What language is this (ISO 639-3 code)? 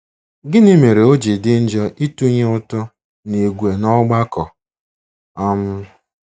ibo